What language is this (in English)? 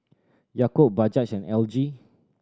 English